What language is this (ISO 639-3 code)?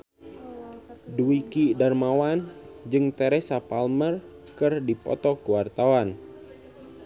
sun